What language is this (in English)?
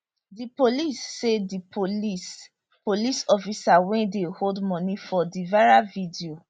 Nigerian Pidgin